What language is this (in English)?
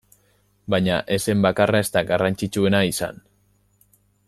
Basque